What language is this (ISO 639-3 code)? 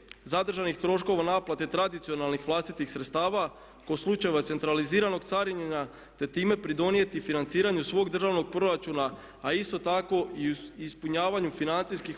hrv